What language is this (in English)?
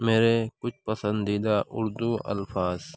Urdu